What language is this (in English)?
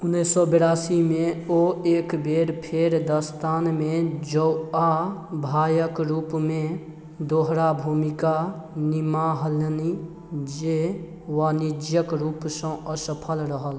Maithili